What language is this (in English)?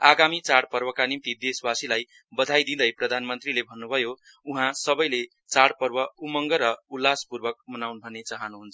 Nepali